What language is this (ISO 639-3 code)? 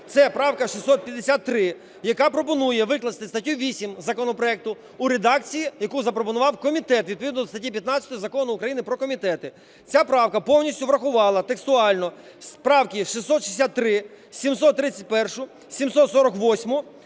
ukr